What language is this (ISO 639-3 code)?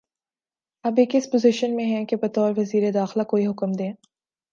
urd